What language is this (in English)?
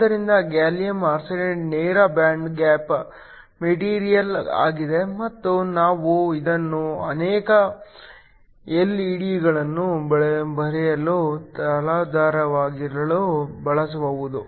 Kannada